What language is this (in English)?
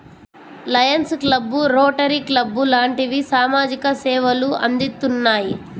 Telugu